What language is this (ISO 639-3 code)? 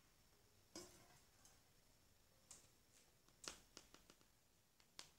por